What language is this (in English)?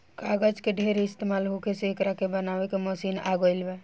Bhojpuri